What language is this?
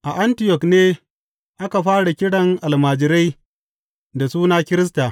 Hausa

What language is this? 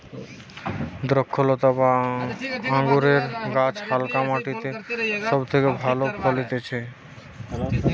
Bangla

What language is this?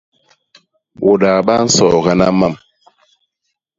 Basaa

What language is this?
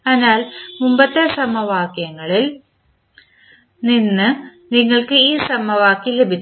Malayalam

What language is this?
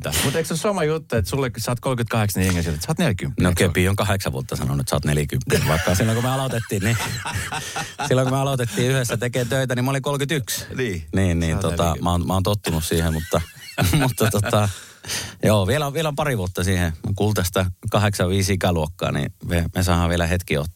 Finnish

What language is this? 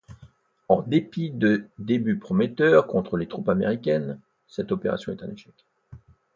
French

